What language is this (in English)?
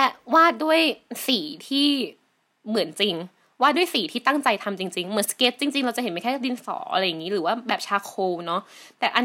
Thai